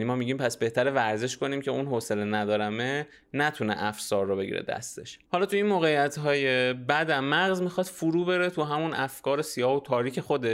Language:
Persian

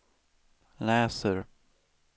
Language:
Swedish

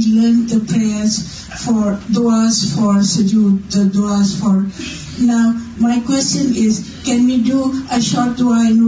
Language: Urdu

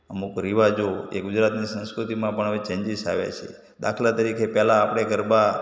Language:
Gujarati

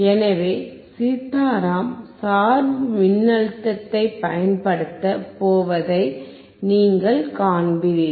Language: Tamil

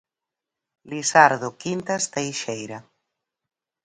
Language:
Galician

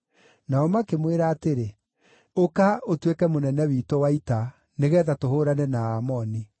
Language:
Kikuyu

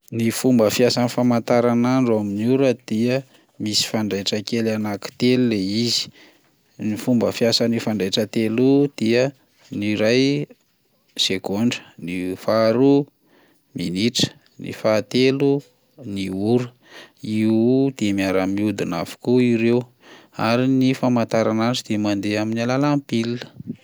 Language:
Malagasy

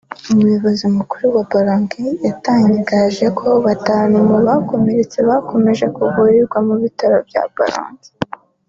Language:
Kinyarwanda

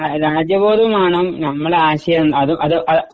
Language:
Malayalam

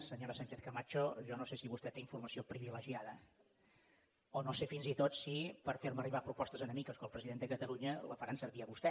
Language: Catalan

